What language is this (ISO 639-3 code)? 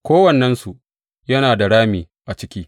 hau